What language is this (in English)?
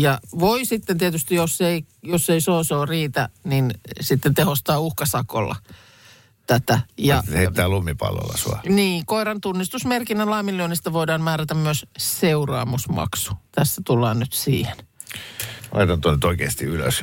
Finnish